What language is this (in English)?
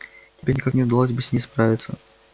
Russian